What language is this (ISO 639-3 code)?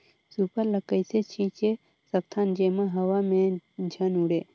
hne